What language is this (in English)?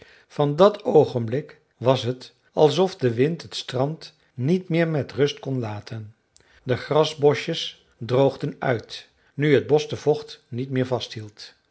Dutch